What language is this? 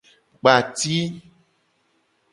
Gen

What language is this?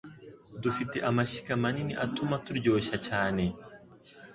Kinyarwanda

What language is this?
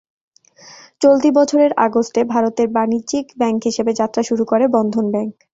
Bangla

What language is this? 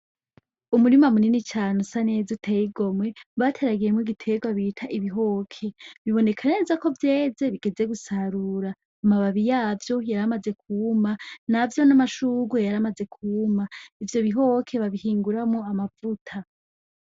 Rundi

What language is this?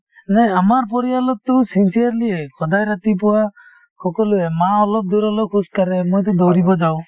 Assamese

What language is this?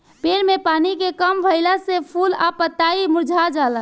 Bhojpuri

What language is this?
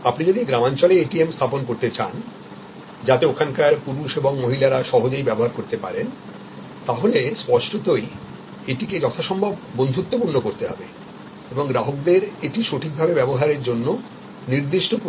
Bangla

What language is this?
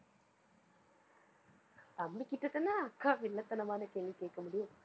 Tamil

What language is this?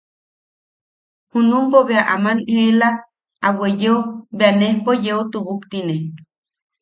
Yaqui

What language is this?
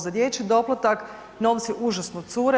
Croatian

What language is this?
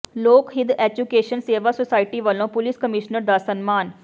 Punjabi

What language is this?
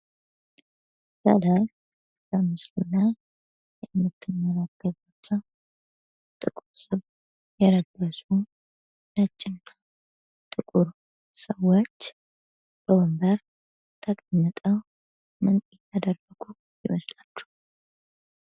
Amharic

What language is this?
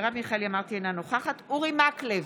Hebrew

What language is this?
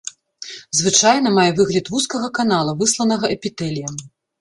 Belarusian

